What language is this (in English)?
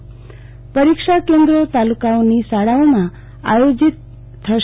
Gujarati